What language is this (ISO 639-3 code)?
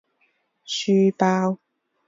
zho